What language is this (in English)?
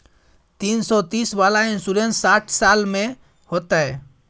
Maithili